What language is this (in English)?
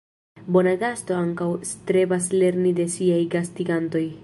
Esperanto